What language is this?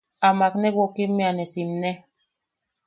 Yaqui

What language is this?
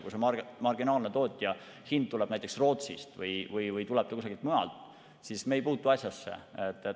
Estonian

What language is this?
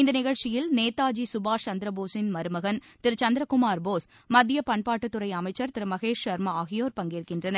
Tamil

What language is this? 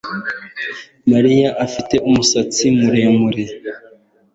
Kinyarwanda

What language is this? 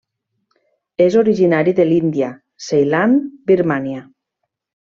Catalan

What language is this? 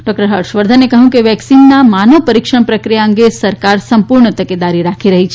Gujarati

